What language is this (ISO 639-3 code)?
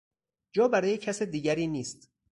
fas